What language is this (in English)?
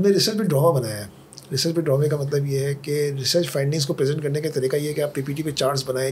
Urdu